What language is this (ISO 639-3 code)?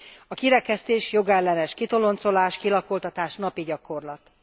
hun